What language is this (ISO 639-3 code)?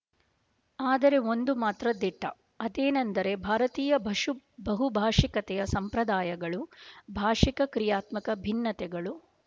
kan